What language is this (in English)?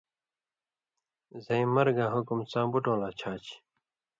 Indus Kohistani